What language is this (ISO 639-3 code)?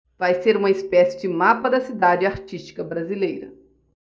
por